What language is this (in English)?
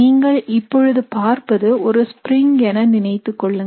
Tamil